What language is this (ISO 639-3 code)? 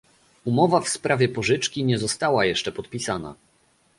pol